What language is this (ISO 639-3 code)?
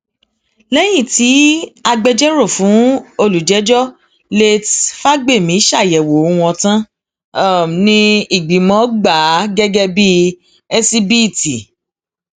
yor